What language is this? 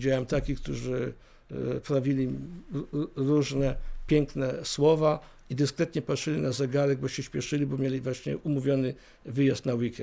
Polish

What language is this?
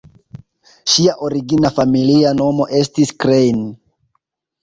Esperanto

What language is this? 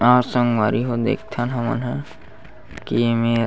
Chhattisgarhi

